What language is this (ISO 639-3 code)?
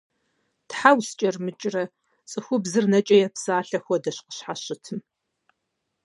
kbd